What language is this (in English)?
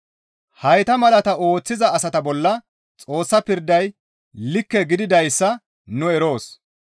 Gamo